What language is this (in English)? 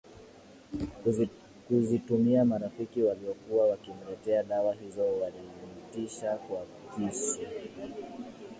Swahili